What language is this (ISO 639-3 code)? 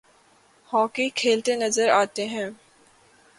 urd